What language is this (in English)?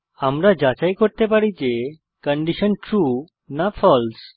Bangla